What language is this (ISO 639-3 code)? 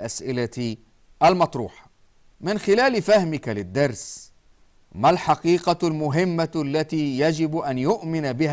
ara